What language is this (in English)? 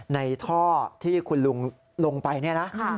Thai